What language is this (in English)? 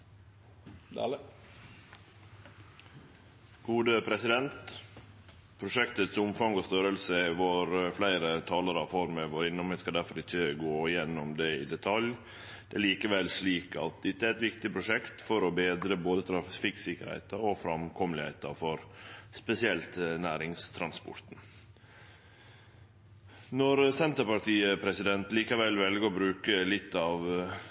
Norwegian Nynorsk